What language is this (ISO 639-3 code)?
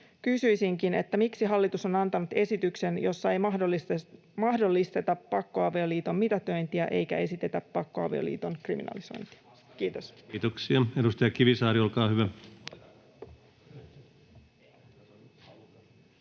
fin